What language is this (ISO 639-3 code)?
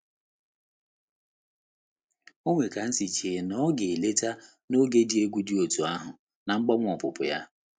ibo